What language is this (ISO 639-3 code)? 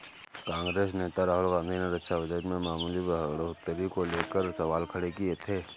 hin